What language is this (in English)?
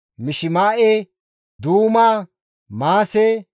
Gamo